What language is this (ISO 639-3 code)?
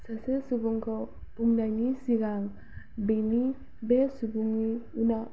brx